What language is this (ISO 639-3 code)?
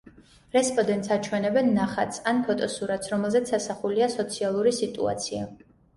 kat